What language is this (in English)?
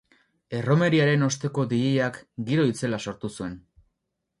Basque